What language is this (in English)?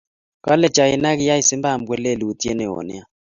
Kalenjin